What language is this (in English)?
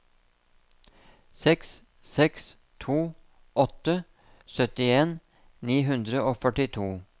Norwegian